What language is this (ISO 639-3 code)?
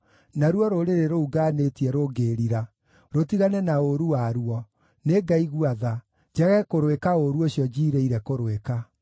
kik